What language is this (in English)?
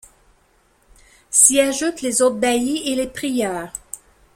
French